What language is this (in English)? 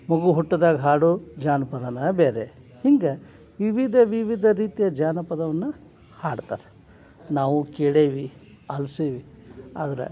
Kannada